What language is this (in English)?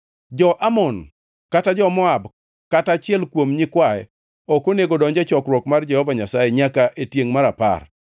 Luo (Kenya and Tanzania)